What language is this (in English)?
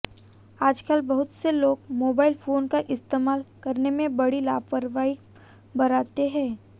Hindi